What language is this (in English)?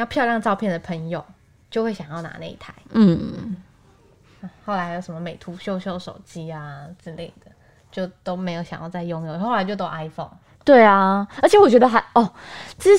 Chinese